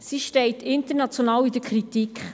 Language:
Swiss German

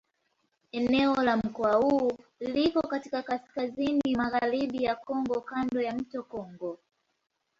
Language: Swahili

